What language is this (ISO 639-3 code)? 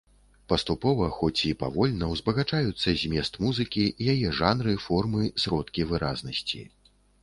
bel